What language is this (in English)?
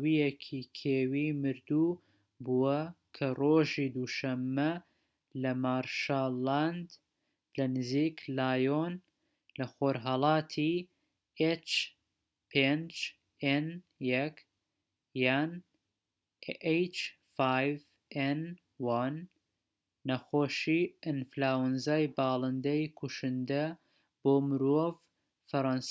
Central Kurdish